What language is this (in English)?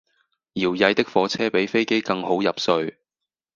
Cantonese